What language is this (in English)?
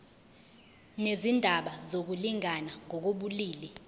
Zulu